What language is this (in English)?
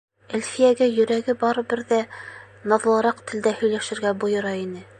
Bashkir